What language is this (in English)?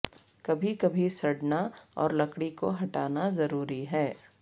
Urdu